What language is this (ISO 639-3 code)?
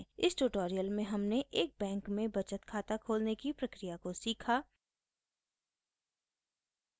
hin